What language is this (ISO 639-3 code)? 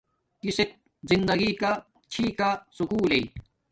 dmk